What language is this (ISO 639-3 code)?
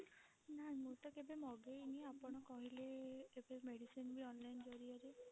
ori